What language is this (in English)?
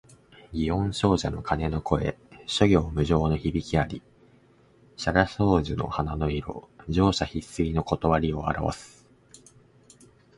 Japanese